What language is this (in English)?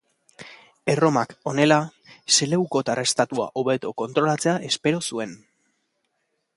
Basque